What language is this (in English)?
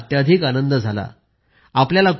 Marathi